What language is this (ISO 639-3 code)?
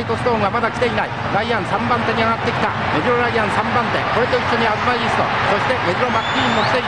jpn